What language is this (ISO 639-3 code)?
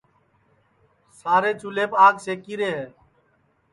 ssi